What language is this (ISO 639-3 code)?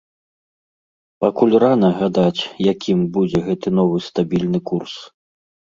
bel